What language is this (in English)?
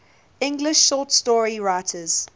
English